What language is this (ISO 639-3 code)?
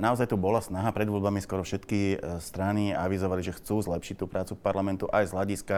slk